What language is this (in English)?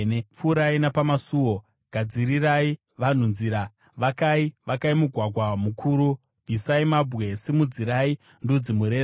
Shona